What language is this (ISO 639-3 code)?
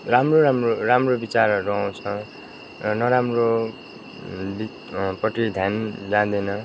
nep